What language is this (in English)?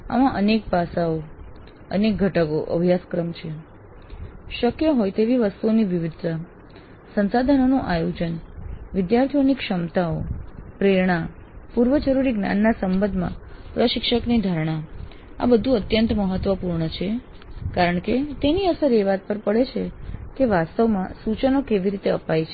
Gujarati